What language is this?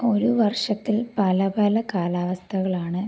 Malayalam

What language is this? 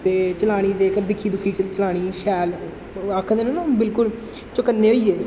Dogri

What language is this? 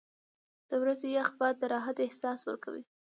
Pashto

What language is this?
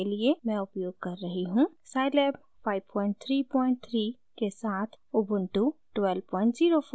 Hindi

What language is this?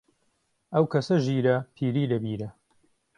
Central Kurdish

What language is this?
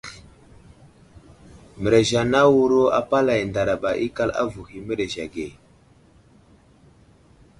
Wuzlam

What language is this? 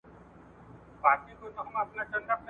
Pashto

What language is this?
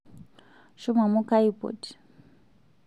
Masai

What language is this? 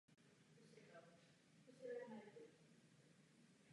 Czech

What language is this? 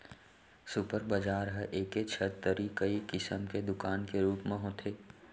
Chhattisgarhi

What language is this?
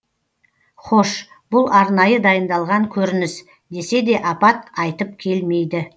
Kazakh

